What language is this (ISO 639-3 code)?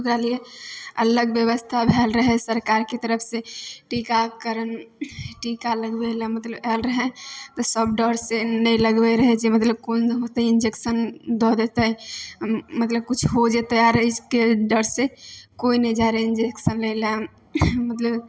mai